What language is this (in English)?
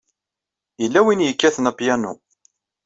Kabyle